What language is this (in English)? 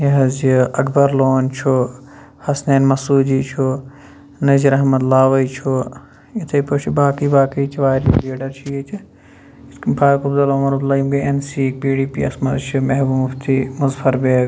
Kashmiri